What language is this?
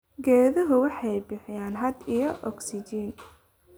Somali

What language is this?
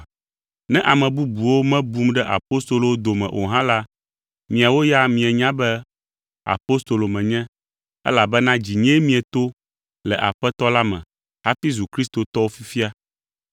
Ewe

